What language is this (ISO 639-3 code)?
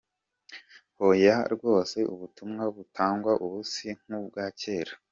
kin